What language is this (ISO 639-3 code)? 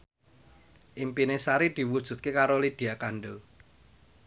jav